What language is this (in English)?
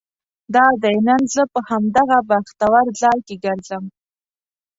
Pashto